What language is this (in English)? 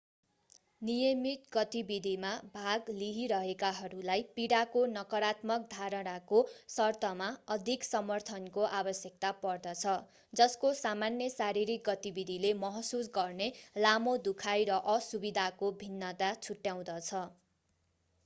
Nepali